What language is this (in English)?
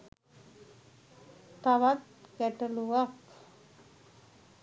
Sinhala